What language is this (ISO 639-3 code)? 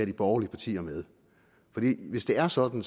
dan